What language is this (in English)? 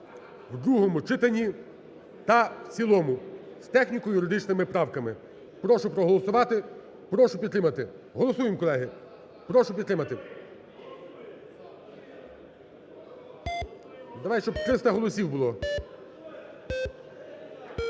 Ukrainian